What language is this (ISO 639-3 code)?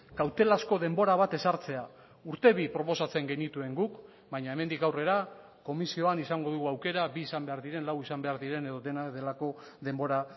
eus